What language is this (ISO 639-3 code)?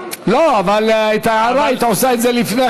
heb